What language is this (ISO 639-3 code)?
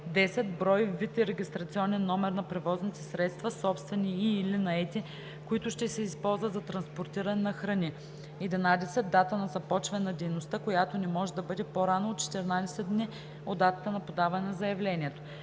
bul